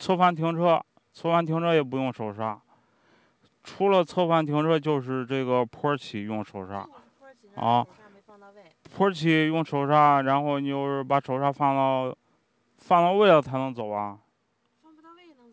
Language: Chinese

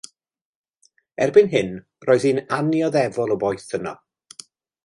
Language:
Welsh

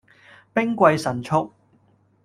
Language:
Cantonese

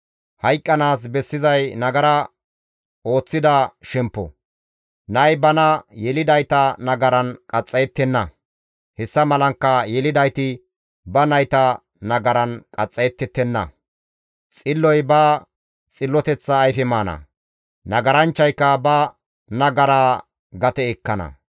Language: Gamo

